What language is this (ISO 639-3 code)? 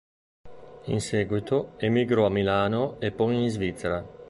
ita